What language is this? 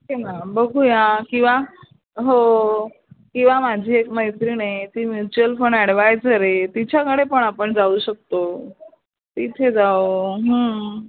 Marathi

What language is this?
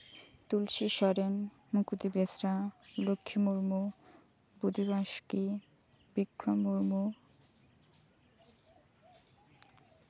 Santali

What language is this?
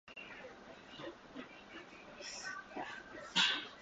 Japanese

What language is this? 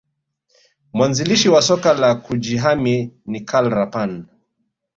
Swahili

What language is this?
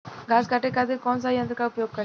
Bhojpuri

